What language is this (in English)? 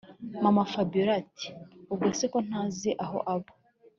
Kinyarwanda